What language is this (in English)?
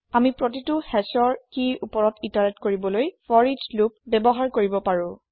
Assamese